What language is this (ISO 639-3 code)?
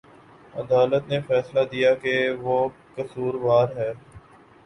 urd